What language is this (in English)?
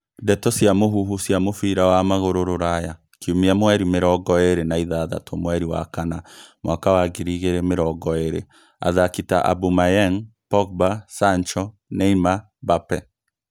Kikuyu